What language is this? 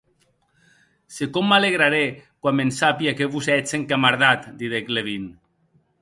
Occitan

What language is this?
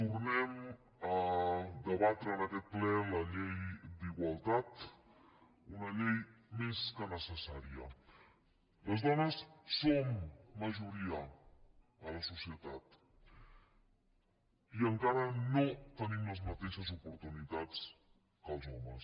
Catalan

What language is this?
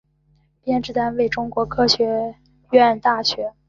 Chinese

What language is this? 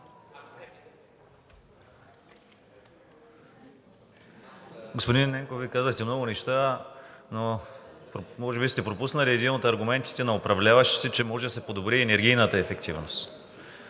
Bulgarian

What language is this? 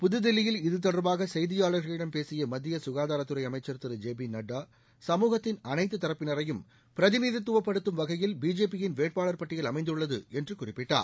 Tamil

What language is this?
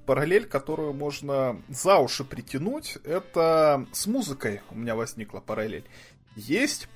Russian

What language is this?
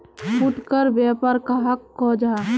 Magahi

